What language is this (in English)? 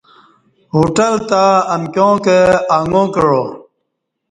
Kati